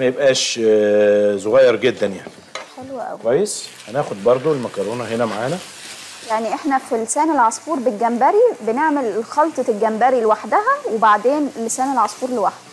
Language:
Arabic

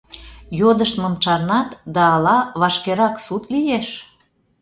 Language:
Mari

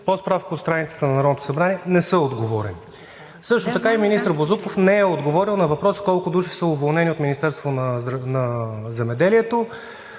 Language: Bulgarian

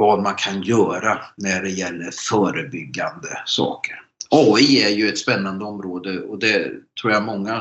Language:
Swedish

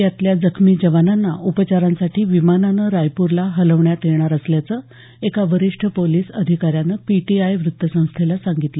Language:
Marathi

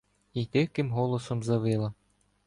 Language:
Ukrainian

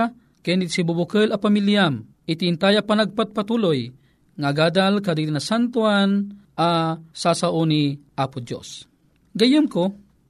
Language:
Filipino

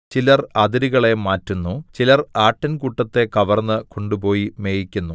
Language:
Malayalam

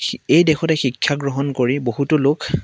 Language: Assamese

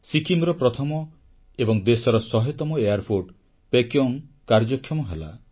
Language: Odia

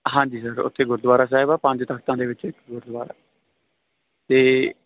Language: Punjabi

